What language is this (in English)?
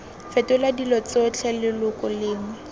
Tswana